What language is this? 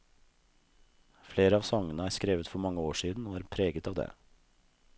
Norwegian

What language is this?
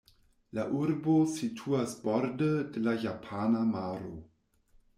Esperanto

